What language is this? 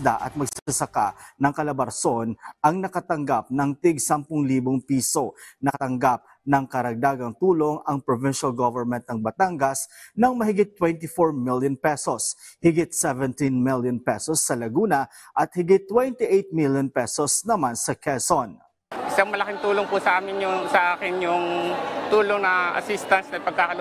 Filipino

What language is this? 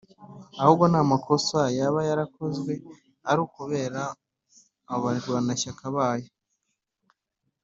Kinyarwanda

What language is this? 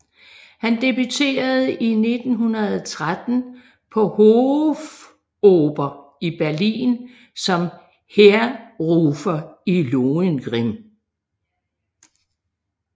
Danish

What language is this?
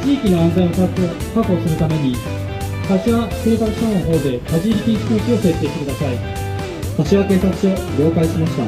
Japanese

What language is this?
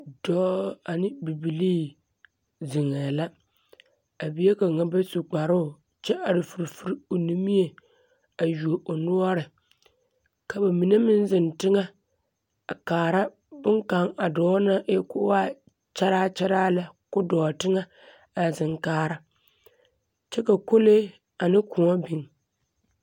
Southern Dagaare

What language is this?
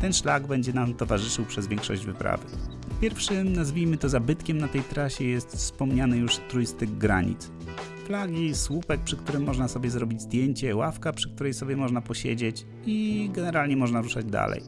Polish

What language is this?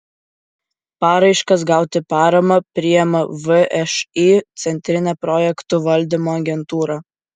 Lithuanian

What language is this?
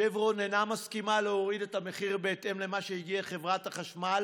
Hebrew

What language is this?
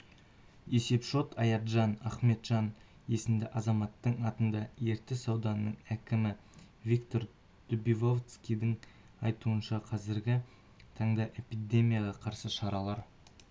Kazakh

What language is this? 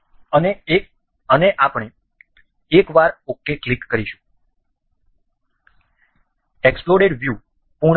Gujarati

